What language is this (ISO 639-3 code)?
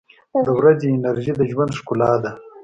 pus